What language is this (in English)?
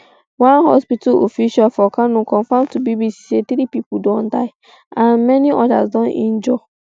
Nigerian Pidgin